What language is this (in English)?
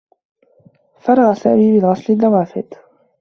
Arabic